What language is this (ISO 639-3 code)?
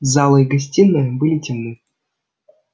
rus